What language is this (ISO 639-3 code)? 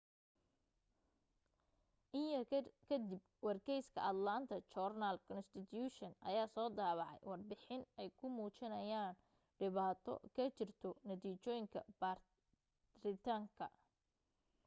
som